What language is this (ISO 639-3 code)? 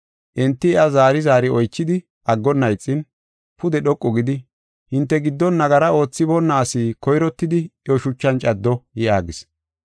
gof